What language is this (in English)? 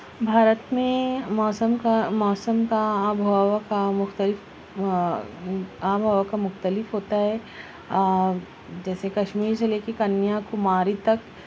Urdu